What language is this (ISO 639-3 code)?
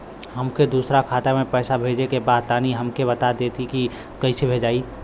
bho